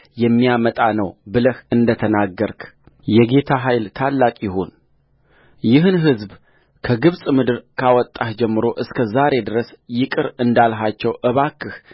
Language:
Amharic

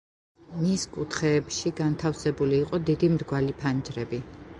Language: Georgian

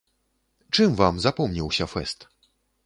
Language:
Belarusian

